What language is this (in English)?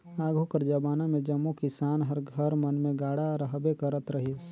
Chhattisgarhi